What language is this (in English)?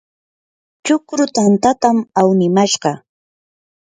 Yanahuanca Pasco Quechua